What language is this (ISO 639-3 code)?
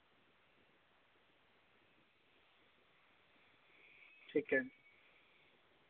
doi